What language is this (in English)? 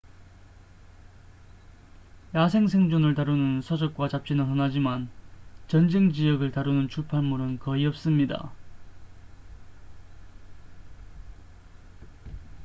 Korean